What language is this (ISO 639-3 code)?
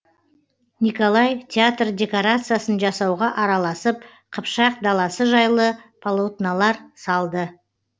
kaz